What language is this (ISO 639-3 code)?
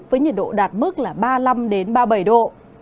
vie